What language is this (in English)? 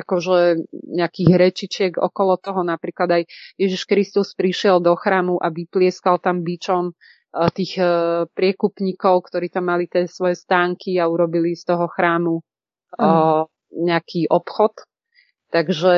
Czech